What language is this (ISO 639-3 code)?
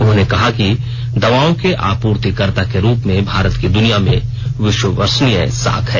hin